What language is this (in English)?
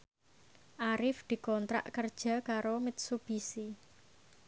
Javanese